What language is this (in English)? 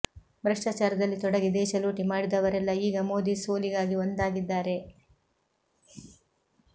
Kannada